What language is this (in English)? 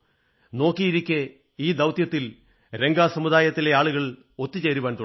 Malayalam